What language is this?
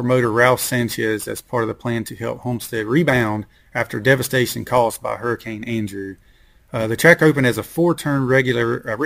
English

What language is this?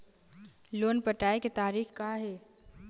Chhattisgarhi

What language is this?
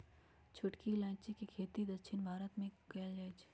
Magahi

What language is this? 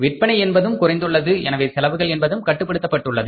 Tamil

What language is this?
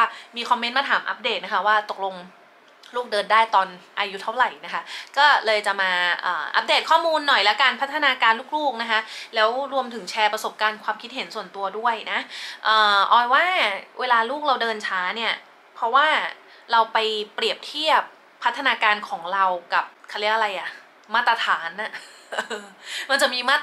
Thai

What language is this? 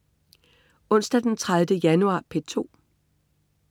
Danish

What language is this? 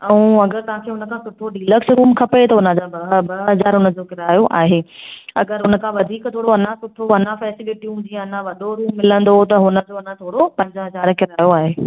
Sindhi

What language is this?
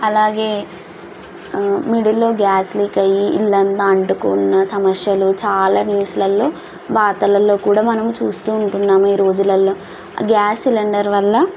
Telugu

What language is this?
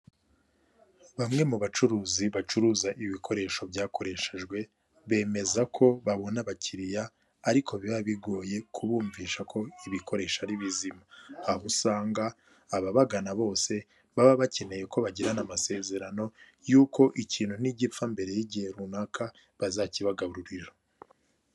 Kinyarwanda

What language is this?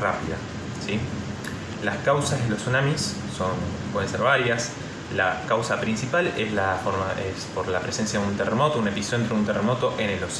Spanish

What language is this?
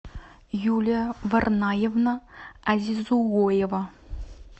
Russian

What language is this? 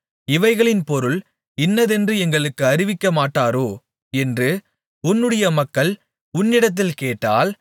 Tamil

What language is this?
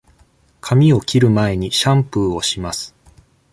Japanese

